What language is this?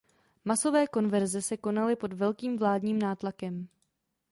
Czech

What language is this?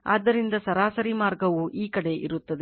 Kannada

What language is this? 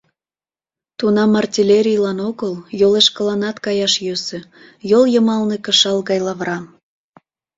Mari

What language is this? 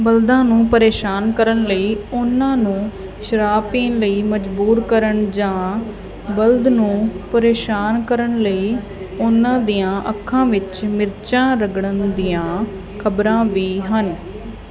Punjabi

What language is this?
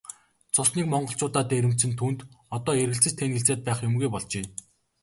Mongolian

